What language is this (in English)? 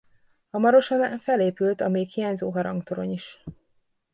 Hungarian